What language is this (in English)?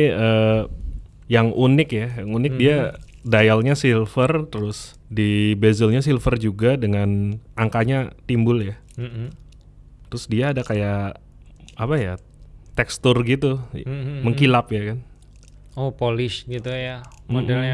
Indonesian